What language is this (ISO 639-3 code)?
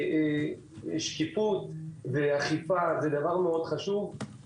heb